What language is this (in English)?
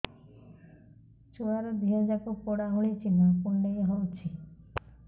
Odia